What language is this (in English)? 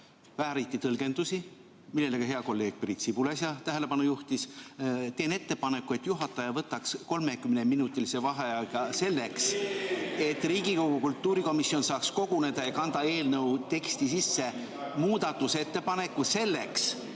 Estonian